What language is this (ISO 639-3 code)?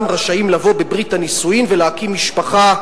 heb